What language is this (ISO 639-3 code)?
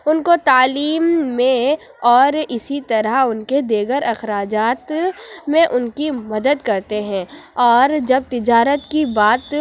urd